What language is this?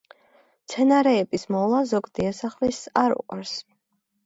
Georgian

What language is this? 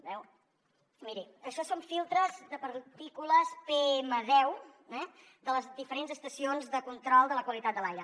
Catalan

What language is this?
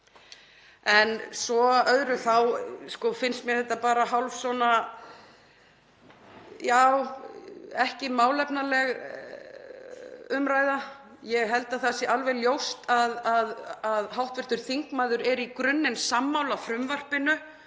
Icelandic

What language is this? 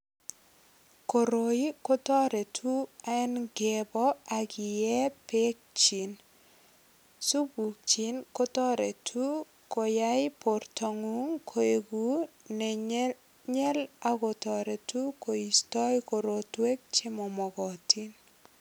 Kalenjin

